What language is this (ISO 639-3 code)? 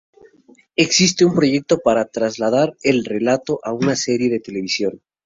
spa